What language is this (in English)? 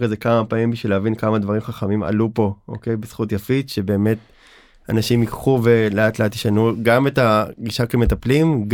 Hebrew